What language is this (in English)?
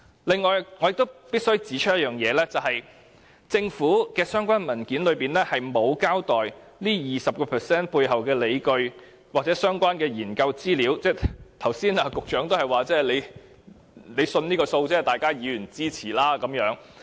Cantonese